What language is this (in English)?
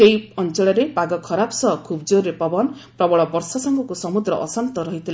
Odia